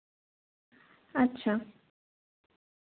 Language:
Santali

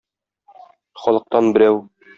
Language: Tatar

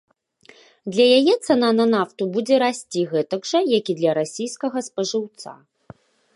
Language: Belarusian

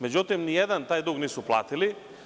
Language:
Serbian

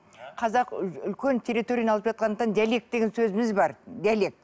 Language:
Kazakh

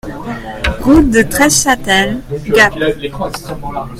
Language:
French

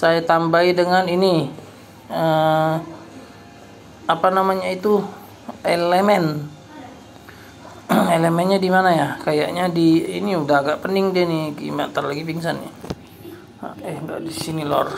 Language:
Indonesian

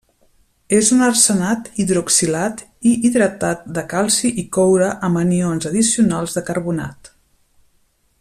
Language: Catalan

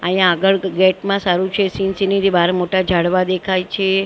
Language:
Gujarati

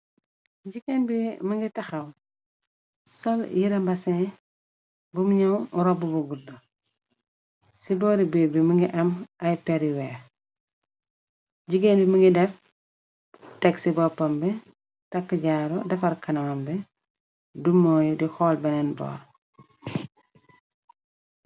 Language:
Wolof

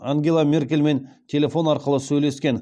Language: Kazakh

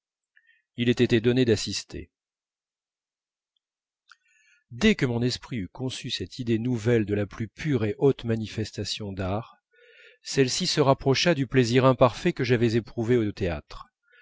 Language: French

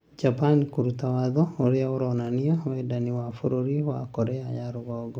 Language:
Kikuyu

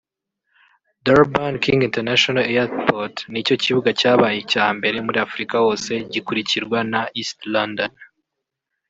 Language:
Kinyarwanda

